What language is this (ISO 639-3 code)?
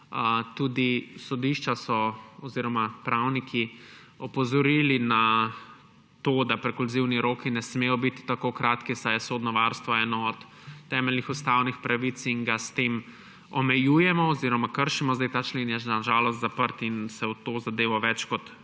slv